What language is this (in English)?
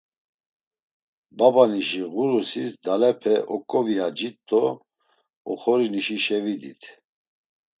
Laz